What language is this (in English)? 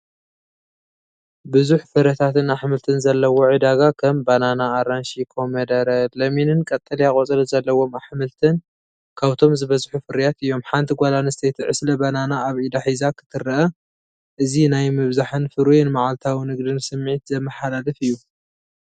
Tigrinya